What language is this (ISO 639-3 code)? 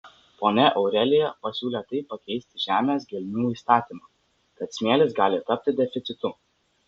lit